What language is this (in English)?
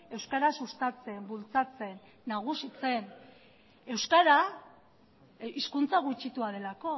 Basque